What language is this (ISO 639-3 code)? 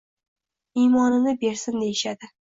uzb